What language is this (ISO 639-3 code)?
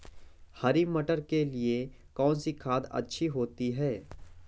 hin